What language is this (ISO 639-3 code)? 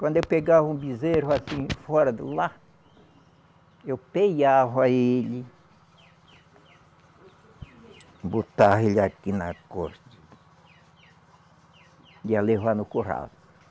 por